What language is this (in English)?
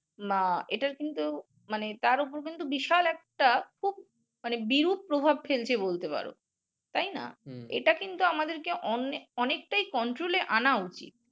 Bangla